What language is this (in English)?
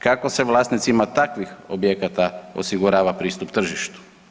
Croatian